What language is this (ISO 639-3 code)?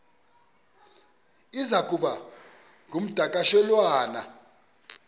xho